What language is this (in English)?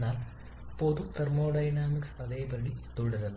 Malayalam